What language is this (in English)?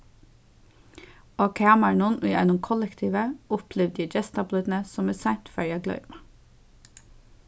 Faroese